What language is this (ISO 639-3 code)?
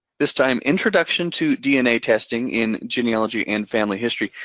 eng